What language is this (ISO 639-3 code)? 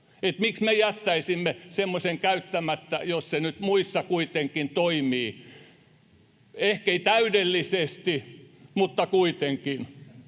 fin